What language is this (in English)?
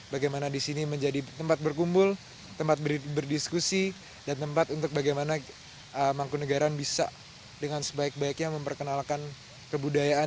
Indonesian